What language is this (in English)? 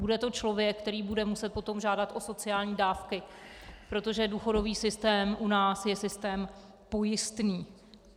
Czech